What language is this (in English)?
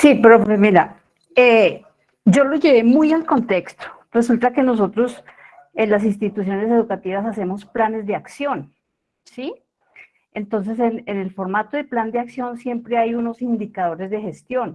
Spanish